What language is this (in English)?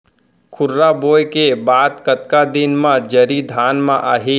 Chhattisgarhi